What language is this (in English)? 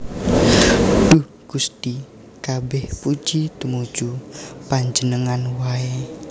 Javanese